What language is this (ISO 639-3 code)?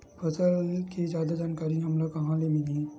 hne